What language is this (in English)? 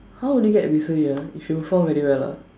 English